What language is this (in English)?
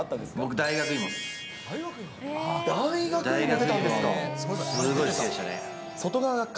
Japanese